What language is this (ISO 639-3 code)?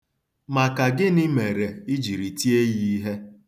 ibo